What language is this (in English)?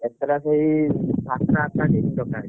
Odia